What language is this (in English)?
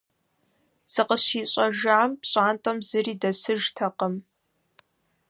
Kabardian